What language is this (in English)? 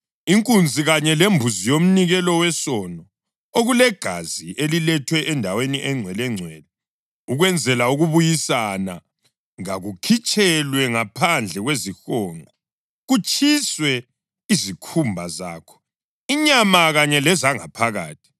North Ndebele